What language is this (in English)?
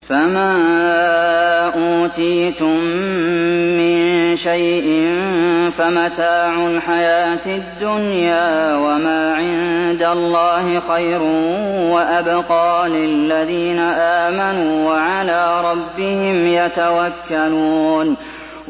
Arabic